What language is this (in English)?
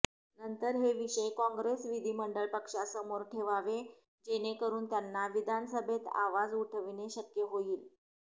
Marathi